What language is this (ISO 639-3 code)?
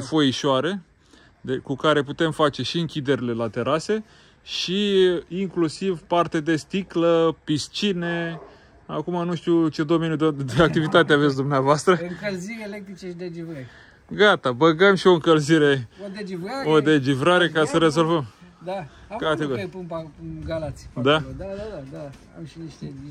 ron